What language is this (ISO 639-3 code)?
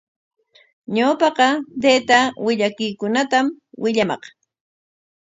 qwa